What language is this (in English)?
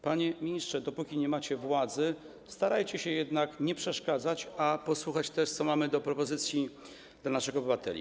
Polish